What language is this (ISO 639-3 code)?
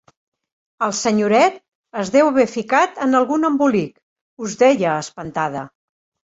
cat